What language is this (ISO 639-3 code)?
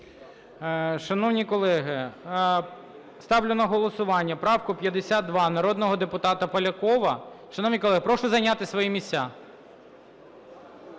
ukr